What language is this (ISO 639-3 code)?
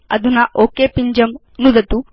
san